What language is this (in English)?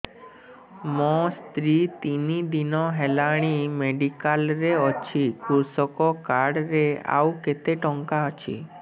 Odia